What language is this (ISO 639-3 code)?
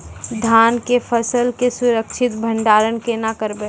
mai